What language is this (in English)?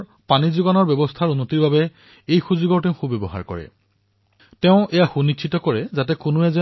Assamese